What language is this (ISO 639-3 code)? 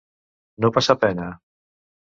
cat